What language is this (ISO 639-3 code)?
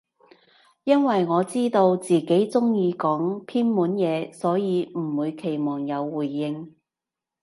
yue